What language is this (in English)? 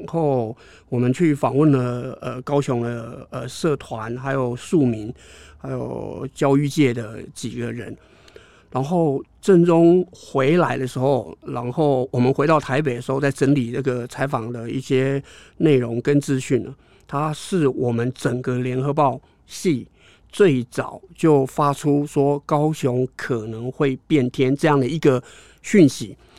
Chinese